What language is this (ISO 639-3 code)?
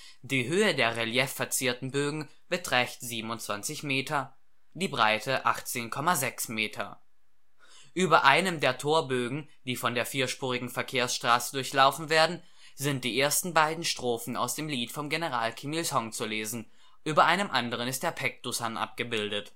deu